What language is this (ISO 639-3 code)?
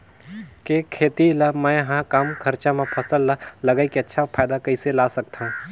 hne